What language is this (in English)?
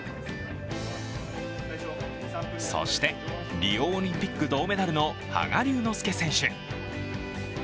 Japanese